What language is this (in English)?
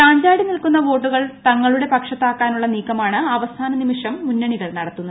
Malayalam